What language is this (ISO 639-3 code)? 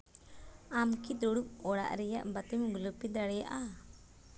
sat